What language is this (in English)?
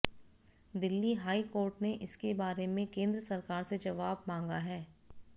Hindi